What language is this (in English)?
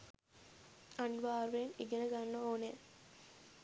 Sinhala